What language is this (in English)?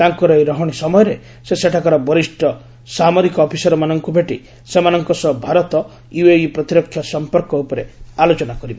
Odia